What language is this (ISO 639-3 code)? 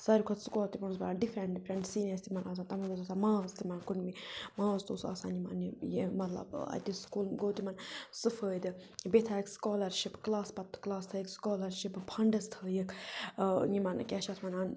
kas